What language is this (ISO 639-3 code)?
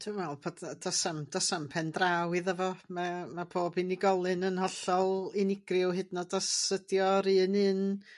cym